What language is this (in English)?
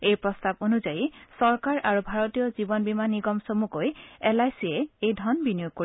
Assamese